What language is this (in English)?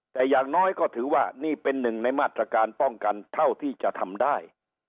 Thai